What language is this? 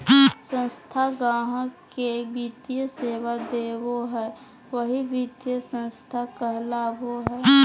Magahi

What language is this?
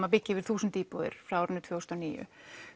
Icelandic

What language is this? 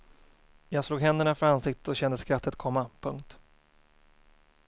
Swedish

